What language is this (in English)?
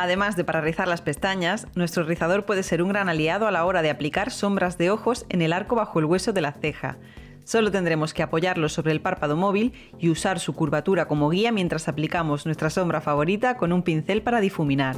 Spanish